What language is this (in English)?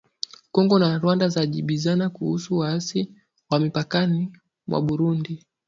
Swahili